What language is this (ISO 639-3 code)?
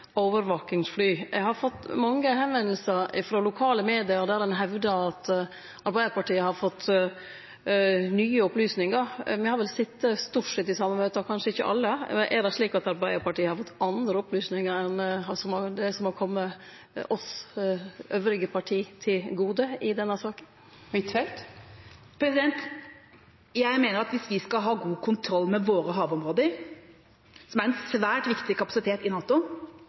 nor